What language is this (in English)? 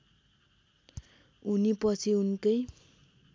Nepali